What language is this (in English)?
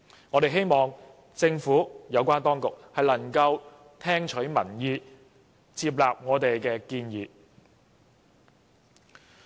Cantonese